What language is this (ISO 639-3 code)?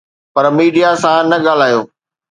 snd